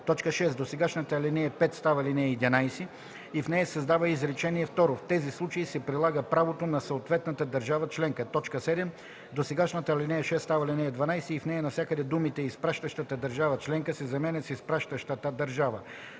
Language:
Bulgarian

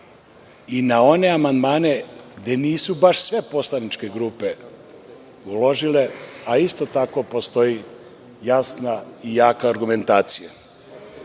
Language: Serbian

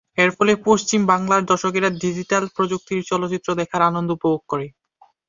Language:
Bangla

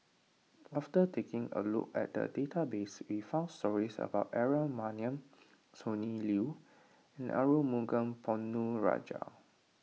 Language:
English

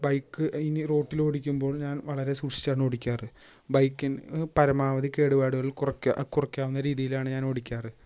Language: Malayalam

